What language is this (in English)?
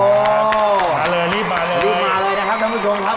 Thai